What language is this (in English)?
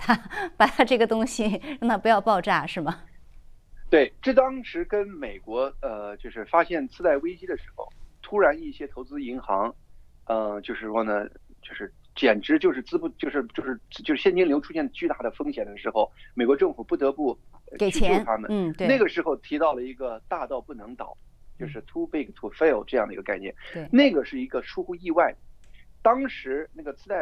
Chinese